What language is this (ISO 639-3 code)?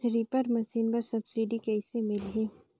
hne